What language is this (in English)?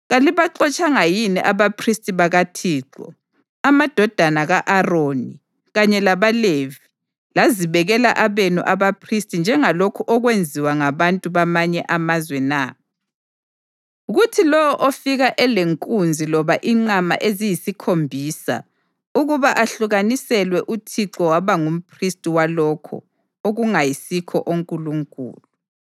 North Ndebele